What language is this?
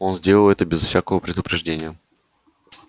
Russian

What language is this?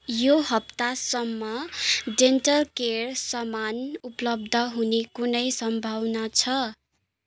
Nepali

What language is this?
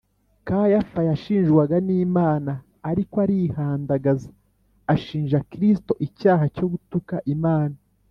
Kinyarwanda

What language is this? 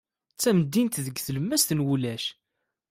Kabyle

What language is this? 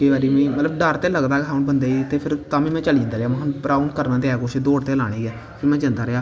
Dogri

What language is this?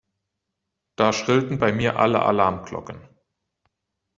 German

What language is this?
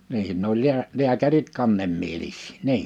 Finnish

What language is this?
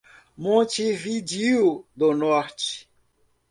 Portuguese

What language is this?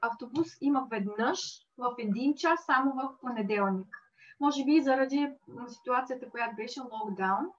Bulgarian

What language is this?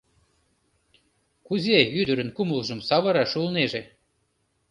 Mari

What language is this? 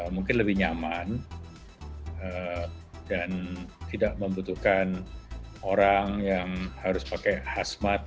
Indonesian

